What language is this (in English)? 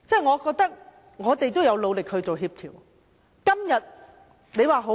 Cantonese